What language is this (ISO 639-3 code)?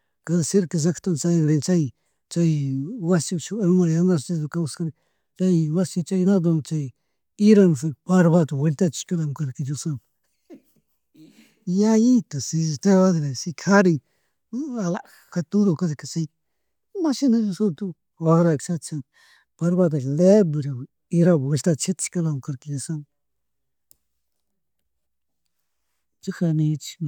qug